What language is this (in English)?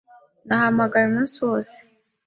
Kinyarwanda